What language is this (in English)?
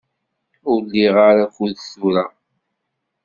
Kabyle